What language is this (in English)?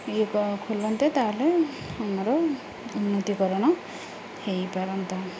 Odia